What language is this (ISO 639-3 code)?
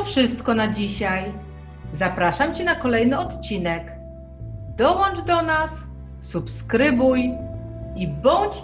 pol